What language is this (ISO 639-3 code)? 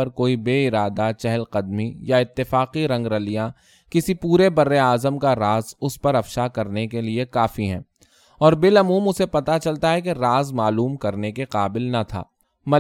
urd